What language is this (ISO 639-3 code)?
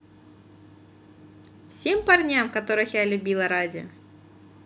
rus